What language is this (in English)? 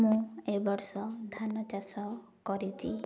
Odia